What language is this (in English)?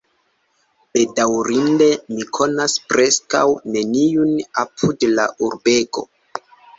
Esperanto